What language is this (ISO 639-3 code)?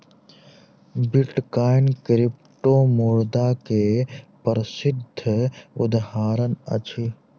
mai